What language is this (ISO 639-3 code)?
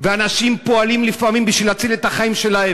heb